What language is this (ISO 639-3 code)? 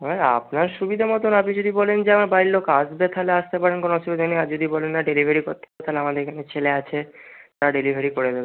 ben